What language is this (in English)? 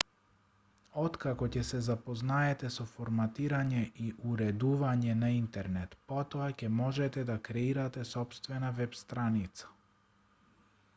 Macedonian